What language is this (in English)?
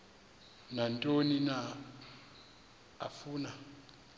Xhosa